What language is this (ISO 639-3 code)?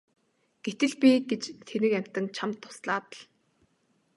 mon